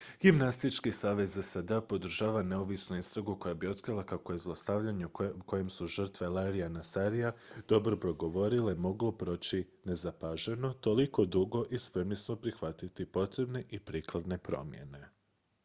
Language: Croatian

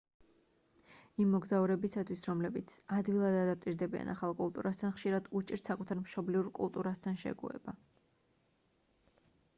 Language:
Georgian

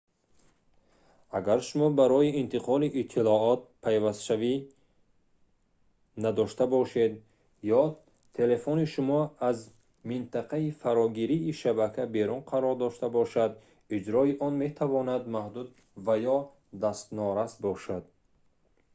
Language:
Tajik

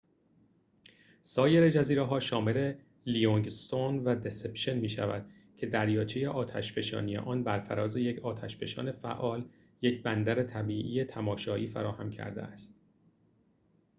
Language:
Persian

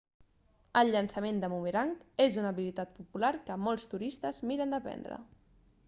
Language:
Catalan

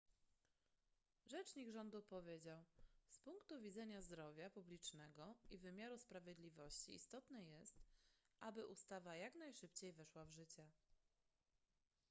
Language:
Polish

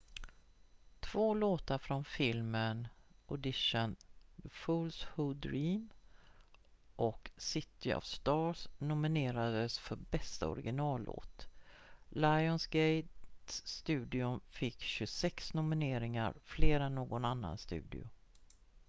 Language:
Swedish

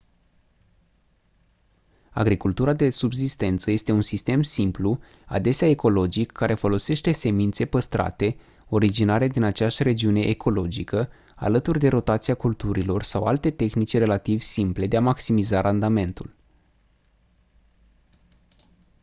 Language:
Romanian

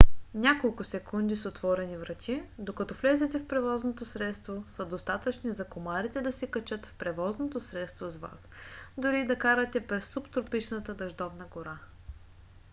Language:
Bulgarian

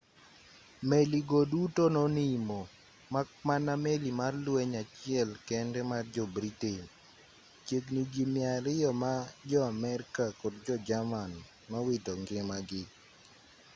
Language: Luo (Kenya and Tanzania)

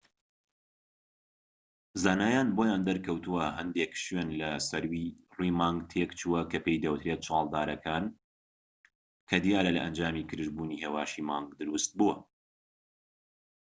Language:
Central Kurdish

